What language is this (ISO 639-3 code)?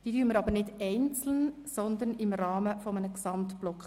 gsw